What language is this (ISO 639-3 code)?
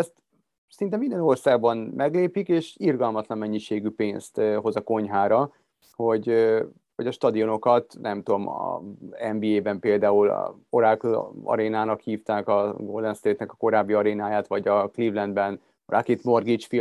hun